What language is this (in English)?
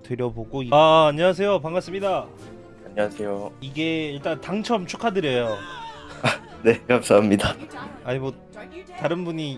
Korean